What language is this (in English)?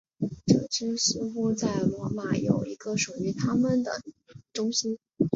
Chinese